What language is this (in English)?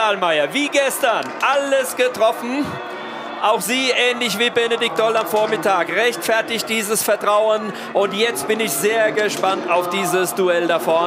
German